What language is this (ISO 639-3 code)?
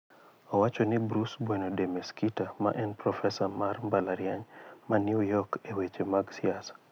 luo